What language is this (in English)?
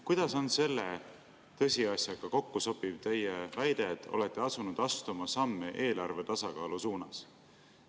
Estonian